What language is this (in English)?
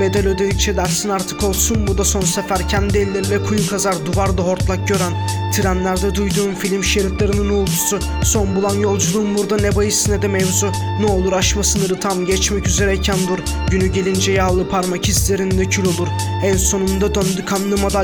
Turkish